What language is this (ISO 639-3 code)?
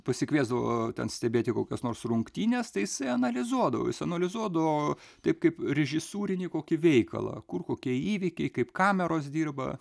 lit